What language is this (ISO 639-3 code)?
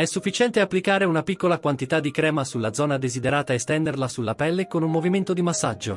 ita